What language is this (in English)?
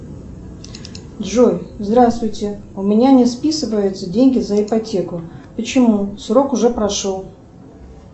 Russian